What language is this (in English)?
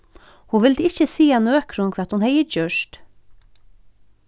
Faroese